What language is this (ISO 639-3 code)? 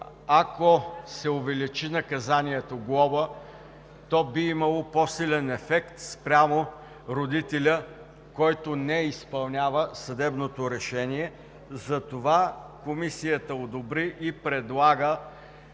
bul